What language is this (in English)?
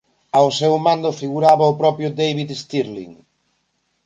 Galician